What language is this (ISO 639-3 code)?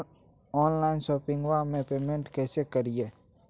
mag